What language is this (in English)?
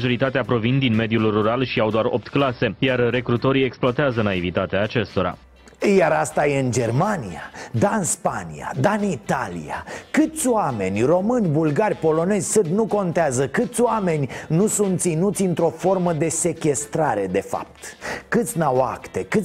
Romanian